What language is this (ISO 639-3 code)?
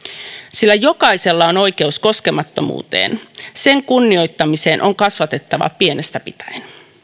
fin